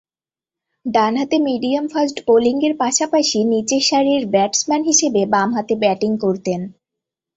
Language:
Bangla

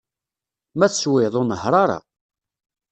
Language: Kabyle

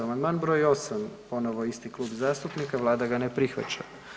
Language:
Croatian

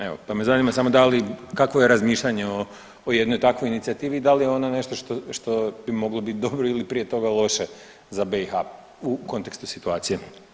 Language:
Croatian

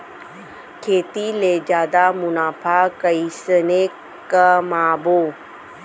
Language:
Chhattisgarhi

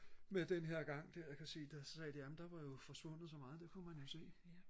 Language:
Danish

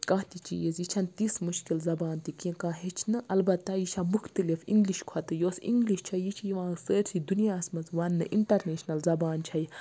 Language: Kashmiri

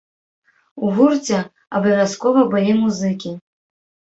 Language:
Belarusian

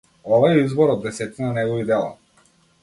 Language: Macedonian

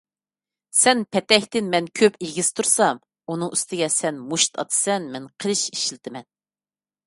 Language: Uyghur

